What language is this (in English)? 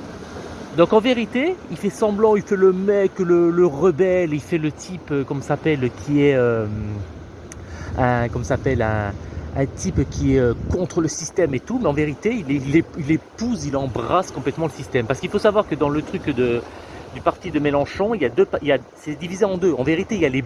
French